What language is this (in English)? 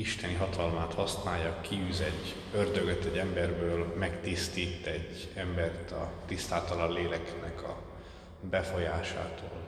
Hungarian